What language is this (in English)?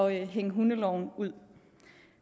Danish